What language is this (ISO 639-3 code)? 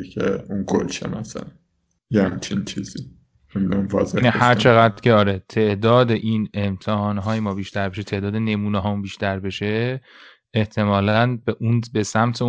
fas